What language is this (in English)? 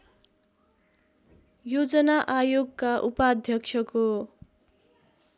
Nepali